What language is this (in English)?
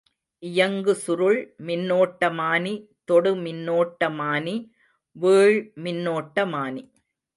Tamil